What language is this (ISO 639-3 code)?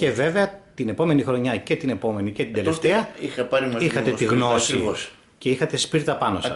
ell